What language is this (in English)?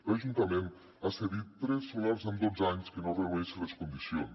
Catalan